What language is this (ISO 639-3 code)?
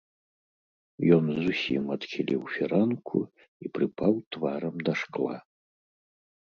bel